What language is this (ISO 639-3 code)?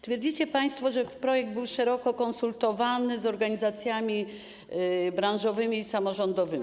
pol